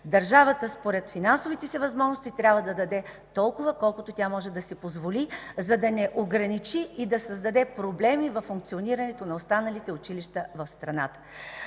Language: Bulgarian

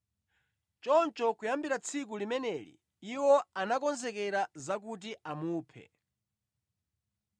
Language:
Nyanja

